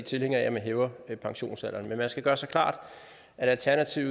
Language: Danish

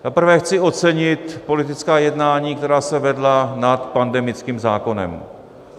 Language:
Czech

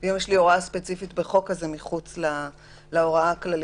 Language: Hebrew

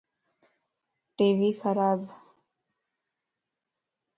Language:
Lasi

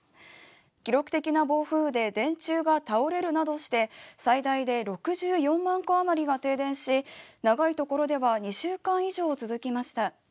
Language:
Japanese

